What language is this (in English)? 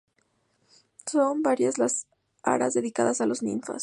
Spanish